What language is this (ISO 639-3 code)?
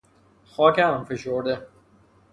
fas